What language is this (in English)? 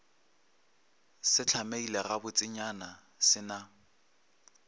Northern Sotho